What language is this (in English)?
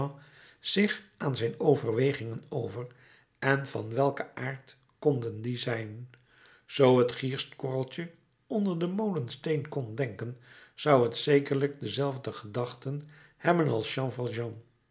Dutch